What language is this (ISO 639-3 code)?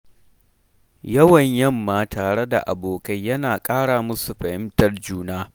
hau